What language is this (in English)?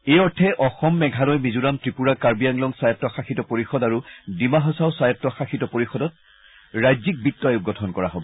Assamese